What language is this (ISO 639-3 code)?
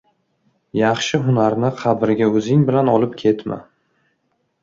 uzb